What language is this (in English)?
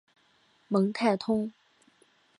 Chinese